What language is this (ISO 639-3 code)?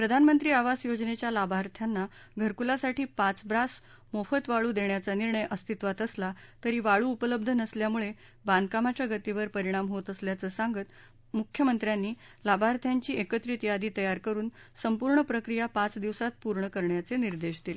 mar